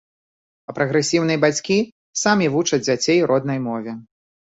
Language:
Belarusian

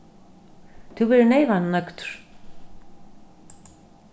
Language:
Faroese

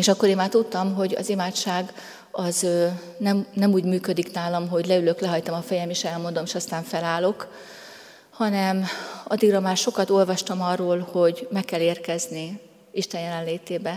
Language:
Hungarian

